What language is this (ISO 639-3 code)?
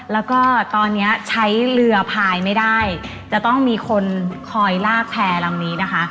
tha